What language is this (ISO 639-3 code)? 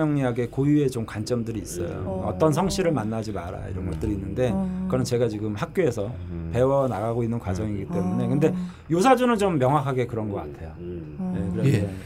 kor